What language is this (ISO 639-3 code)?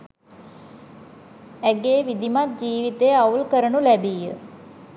sin